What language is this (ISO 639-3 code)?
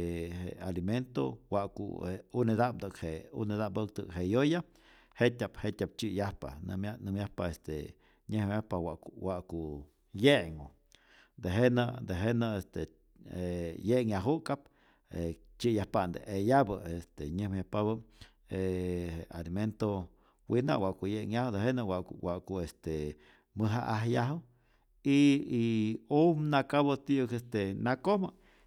zor